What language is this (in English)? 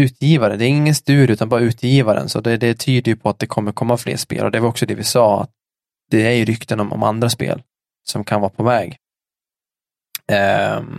Swedish